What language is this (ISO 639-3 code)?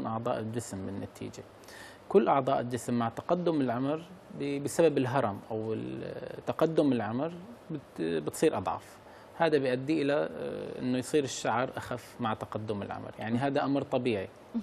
ara